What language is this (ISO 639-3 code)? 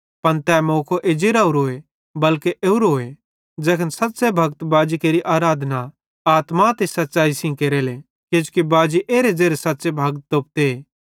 bhd